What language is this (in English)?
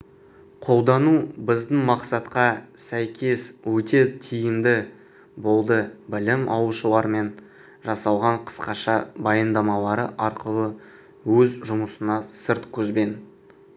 Kazakh